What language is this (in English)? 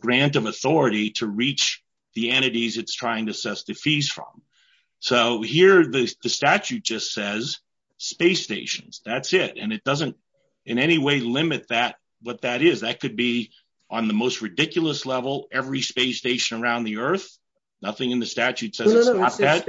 English